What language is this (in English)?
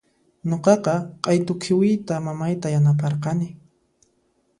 Puno Quechua